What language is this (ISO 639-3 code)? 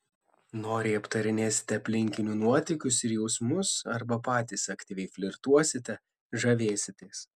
lit